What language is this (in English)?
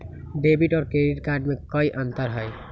Magahi